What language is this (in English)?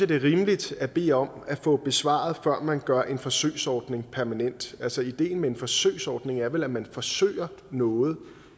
Danish